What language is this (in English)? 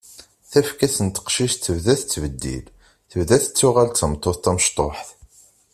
Kabyle